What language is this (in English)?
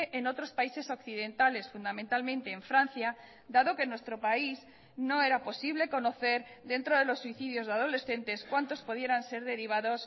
Spanish